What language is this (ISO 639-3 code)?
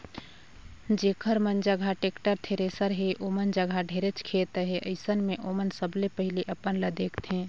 hne